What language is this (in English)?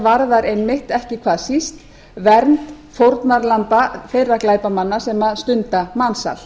Icelandic